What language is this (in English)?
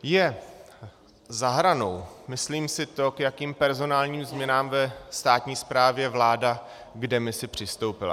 Czech